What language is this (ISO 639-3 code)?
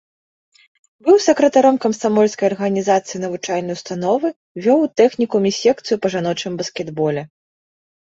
bel